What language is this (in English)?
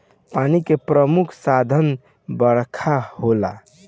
Bhojpuri